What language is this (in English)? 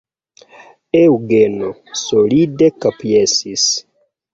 Esperanto